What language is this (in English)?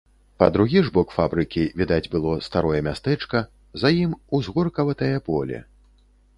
Belarusian